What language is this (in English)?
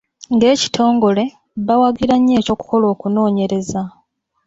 Ganda